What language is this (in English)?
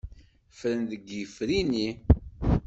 Kabyle